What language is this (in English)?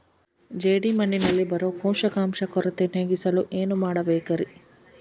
Kannada